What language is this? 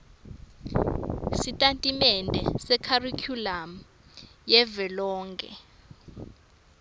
Swati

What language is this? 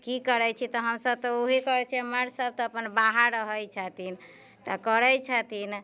Maithili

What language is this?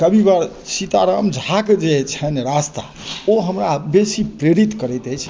Maithili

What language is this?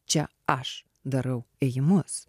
Lithuanian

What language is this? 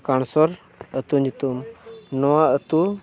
Santali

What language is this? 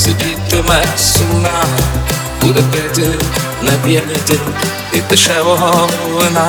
Ukrainian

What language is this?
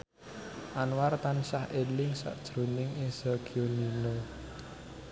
Javanese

